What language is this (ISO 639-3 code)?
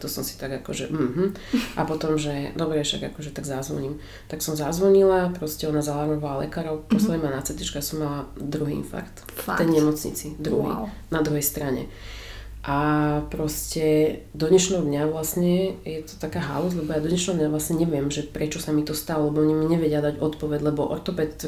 slk